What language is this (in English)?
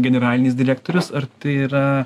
Lithuanian